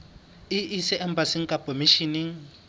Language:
Southern Sotho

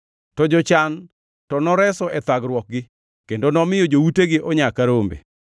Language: Luo (Kenya and Tanzania)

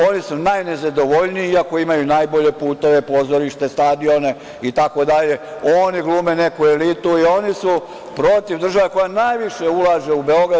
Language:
Serbian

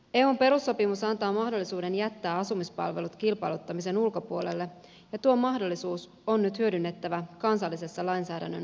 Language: Finnish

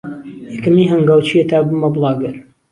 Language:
Central Kurdish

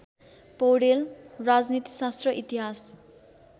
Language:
Nepali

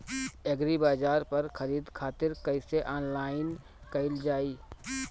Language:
Bhojpuri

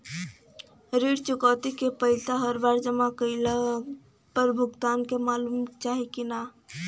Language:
Bhojpuri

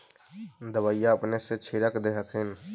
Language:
Magahi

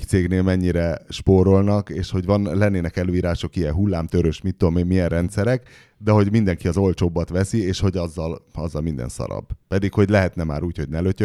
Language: Hungarian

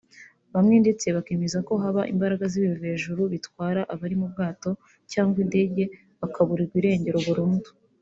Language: Kinyarwanda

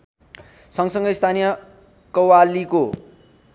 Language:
Nepali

